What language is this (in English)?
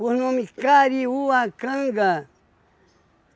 Portuguese